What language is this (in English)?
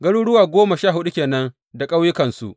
Hausa